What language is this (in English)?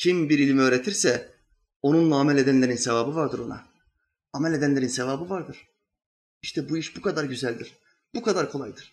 Turkish